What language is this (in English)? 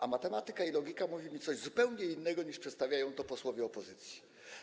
Polish